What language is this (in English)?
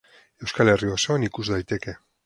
Basque